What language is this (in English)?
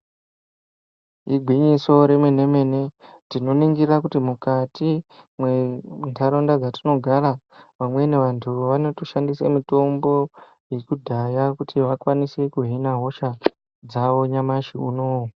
Ndau